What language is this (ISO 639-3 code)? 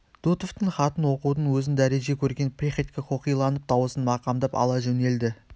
kaz